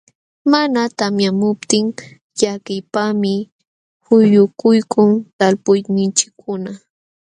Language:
Jauja Wanca Quechua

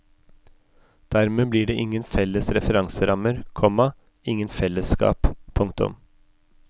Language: Norwegian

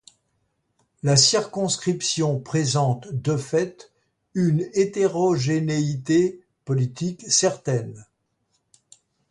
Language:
French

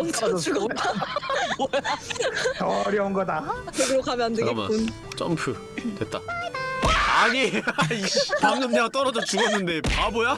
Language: Korean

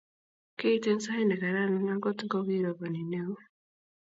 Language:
Kalenjin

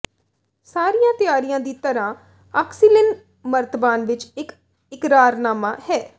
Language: Punjabi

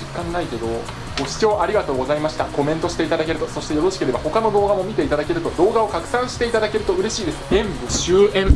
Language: Japanese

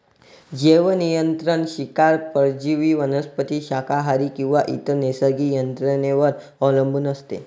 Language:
Marathi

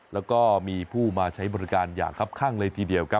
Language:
Thai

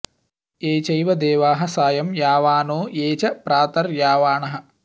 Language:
Sanskrit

